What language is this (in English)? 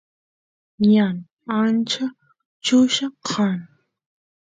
Santiago del Estero Quichua